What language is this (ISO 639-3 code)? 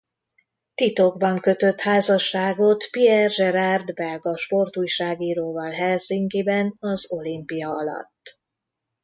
hun